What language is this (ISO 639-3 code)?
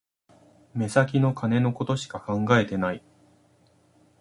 jpn